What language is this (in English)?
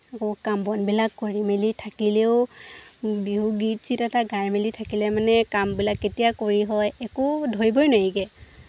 Assamese